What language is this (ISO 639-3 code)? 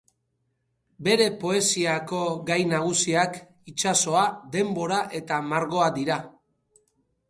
eus